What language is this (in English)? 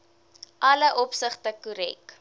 Afrikaans